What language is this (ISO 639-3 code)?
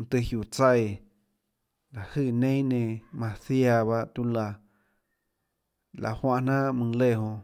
ctl